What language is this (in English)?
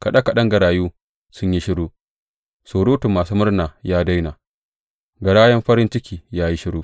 Hausa